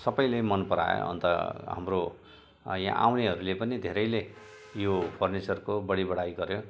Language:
Nepali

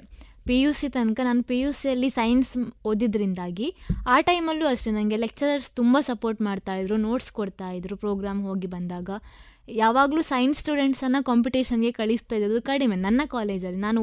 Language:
Kannada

